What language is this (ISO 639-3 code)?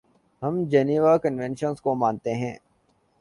urd